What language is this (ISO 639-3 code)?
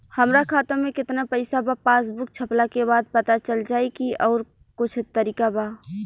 bho